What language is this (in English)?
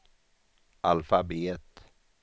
Swedish